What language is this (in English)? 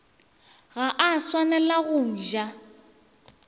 Northern Sotho